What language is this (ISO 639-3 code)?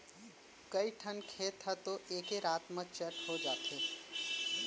hne